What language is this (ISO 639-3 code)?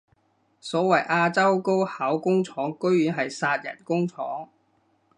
yue